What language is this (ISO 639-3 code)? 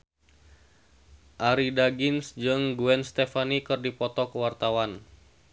sun